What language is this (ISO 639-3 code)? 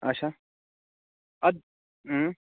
kas